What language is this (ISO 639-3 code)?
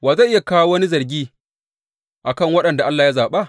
hau